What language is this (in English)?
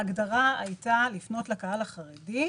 Hebrew